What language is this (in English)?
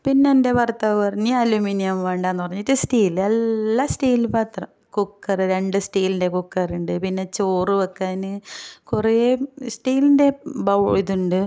Malayalam